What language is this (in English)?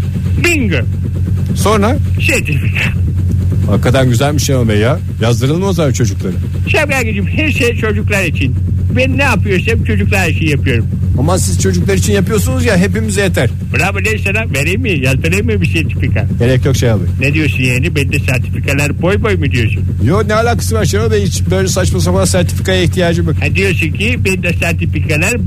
Turkish